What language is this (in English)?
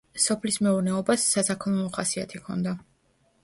Georgian